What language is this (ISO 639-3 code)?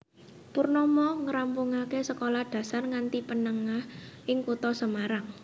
jav